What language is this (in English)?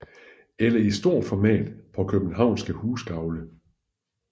Danish